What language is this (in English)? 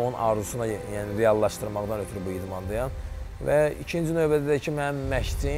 Turkish